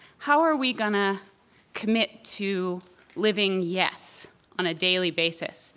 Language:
English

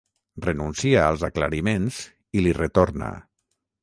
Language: Catalan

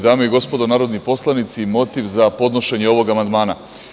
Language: Serbian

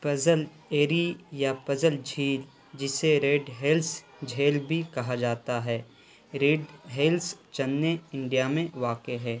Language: Urdu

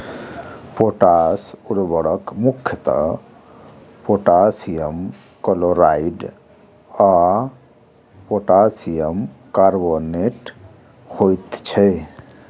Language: Maithili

